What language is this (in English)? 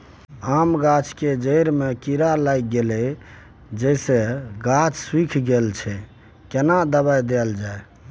Maithili